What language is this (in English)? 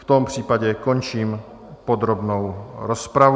Czech